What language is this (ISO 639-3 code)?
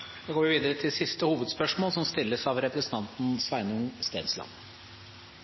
nor